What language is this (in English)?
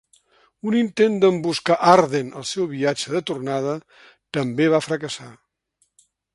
Catalan